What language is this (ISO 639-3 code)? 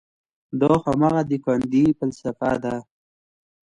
pus